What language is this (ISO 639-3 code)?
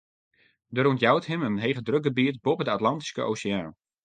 fry